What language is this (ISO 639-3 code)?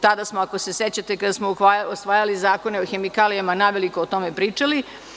srp